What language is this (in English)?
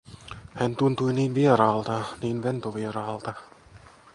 Finnish